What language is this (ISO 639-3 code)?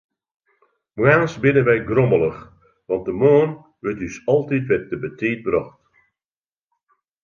fry